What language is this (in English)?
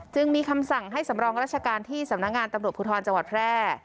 Thai